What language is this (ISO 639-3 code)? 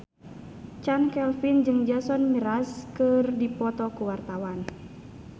sun